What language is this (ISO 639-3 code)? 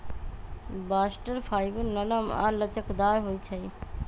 mag